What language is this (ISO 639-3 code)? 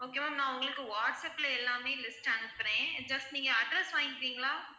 tam